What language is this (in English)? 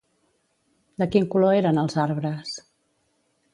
Catalan